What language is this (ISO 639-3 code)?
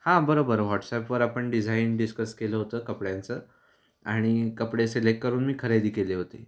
mar